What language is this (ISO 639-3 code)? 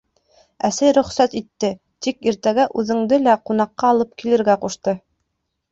bak